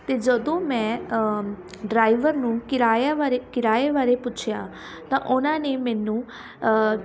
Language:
Punjabi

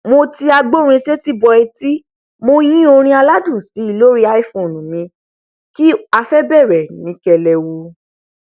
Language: Yoruba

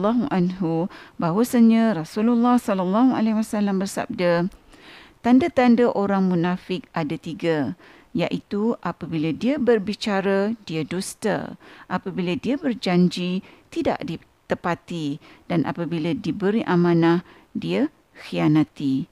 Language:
Malay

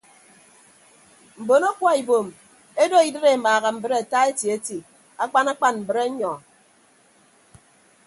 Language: Ibibio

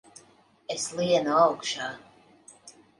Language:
Latvian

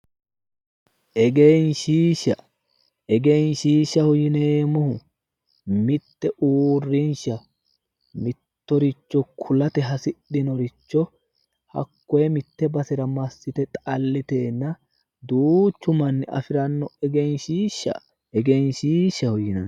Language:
Sidamo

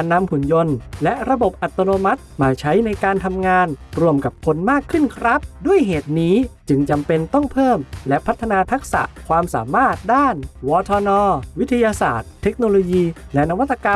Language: Thai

